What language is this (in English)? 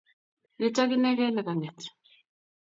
Kalenjin